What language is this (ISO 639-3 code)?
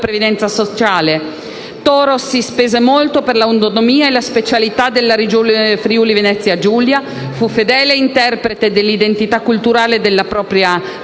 ita